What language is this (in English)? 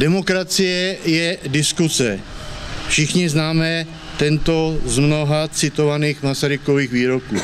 Czech